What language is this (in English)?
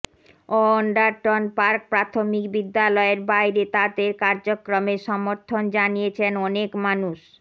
Bangla